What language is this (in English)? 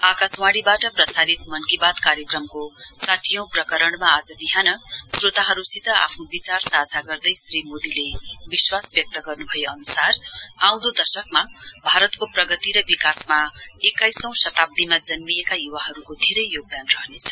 Nepali